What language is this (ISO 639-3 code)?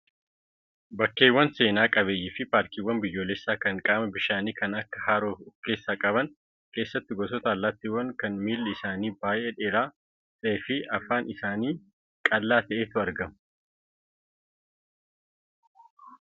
orm